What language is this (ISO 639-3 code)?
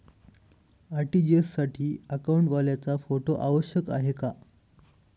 mar